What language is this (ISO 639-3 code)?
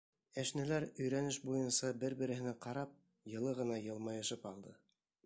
bak